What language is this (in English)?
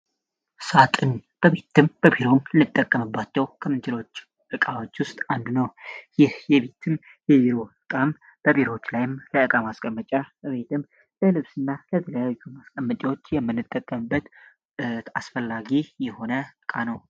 Amharic